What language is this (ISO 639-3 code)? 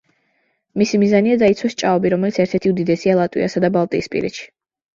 kat